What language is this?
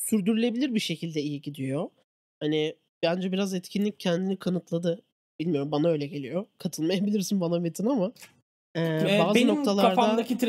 Turkish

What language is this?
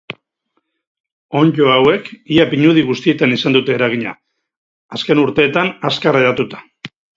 Basque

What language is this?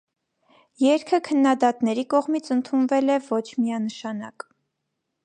Armenian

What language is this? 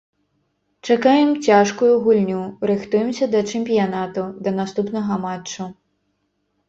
Belarusian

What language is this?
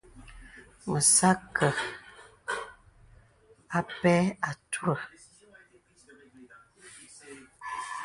Bebele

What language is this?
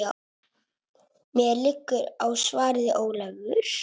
Icelandic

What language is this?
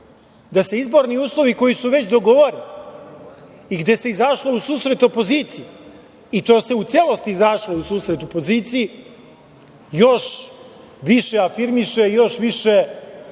Serbian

